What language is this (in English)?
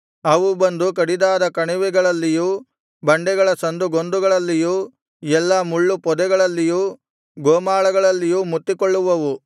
Kannada